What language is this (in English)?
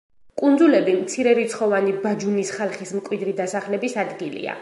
Georgian